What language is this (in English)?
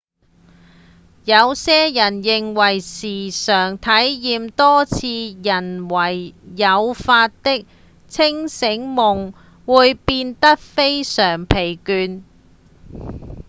Cantonese